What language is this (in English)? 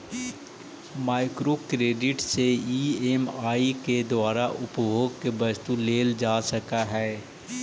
Magahi